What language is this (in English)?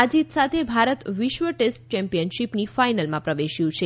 Gujarati